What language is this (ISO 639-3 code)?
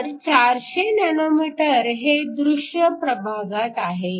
mar